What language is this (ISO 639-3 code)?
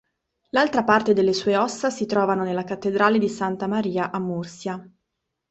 ita